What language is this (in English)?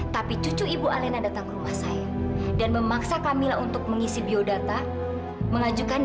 Indonesian